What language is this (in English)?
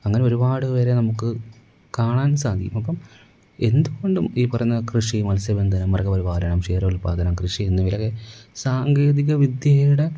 Malayalam